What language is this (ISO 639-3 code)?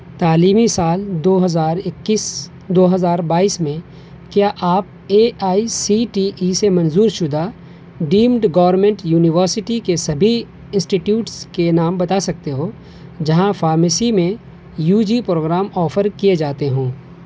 urd